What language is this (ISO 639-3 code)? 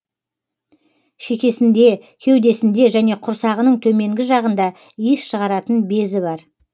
kaz